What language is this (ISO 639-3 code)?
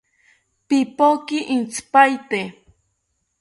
cpy